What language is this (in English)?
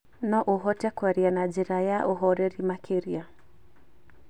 Kikuyu